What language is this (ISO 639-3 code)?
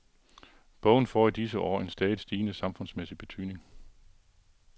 dan